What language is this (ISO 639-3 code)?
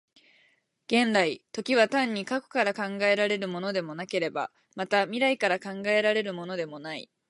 jpn